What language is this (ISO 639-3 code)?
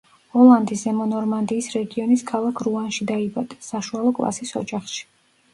kat